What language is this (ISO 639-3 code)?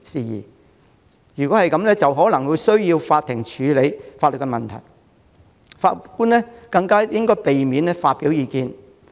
yue